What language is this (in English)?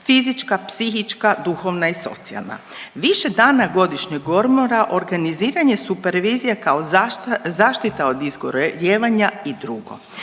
Croatian